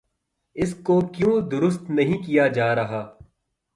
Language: Urdu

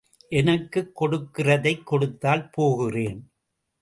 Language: Tamil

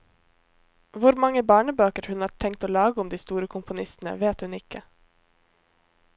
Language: Norwegian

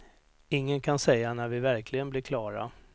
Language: Swedish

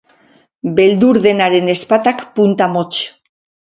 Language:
Basque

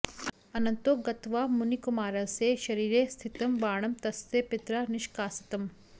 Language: Sanskrit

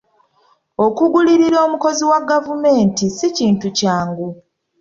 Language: Ganda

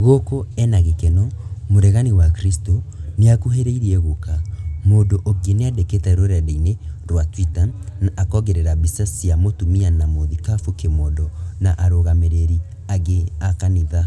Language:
Kikuyu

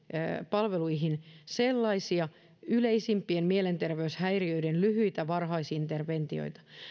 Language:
Finnish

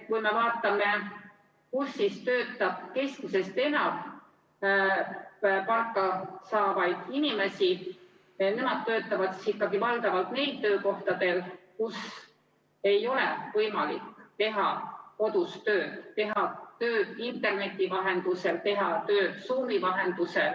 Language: Estonian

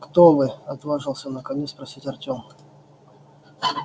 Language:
Russian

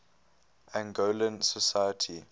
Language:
English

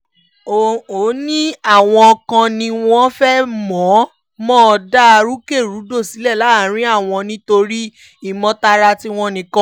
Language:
Yoruba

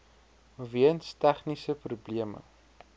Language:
Afrikaans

